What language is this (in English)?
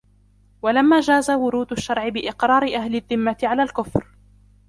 Arabic